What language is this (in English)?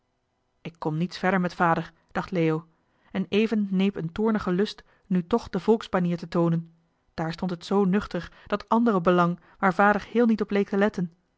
Dutch